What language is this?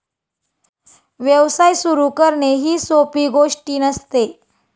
Marathi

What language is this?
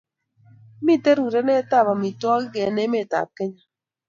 Kalenjin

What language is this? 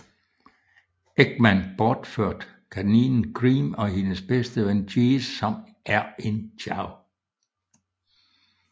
Danish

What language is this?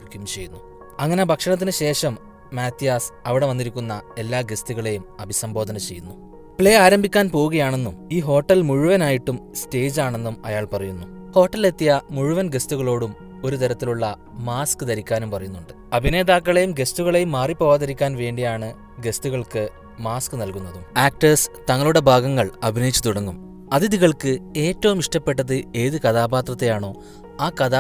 Malayalam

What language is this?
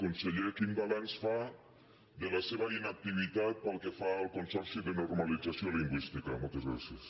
Catalan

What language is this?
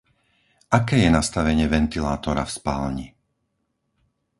Slovak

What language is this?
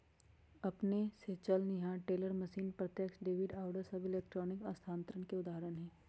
Magahi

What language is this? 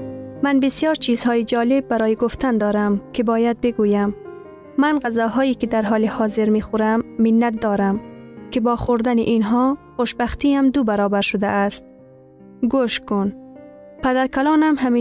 Persian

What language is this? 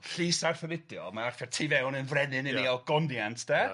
Welsh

